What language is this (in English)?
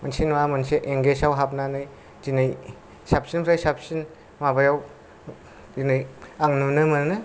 Bodo